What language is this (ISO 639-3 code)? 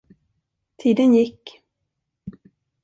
swe